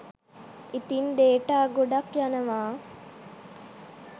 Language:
Sinhala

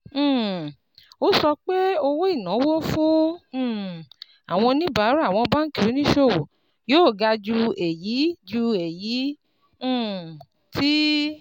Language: Yoruba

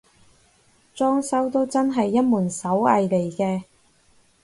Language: Cantonese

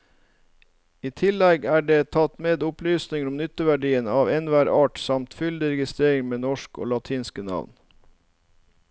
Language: Norwegian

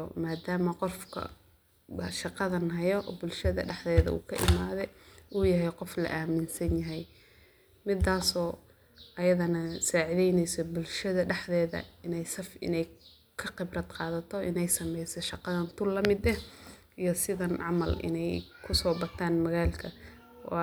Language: Somali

